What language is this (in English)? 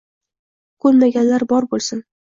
Uzbek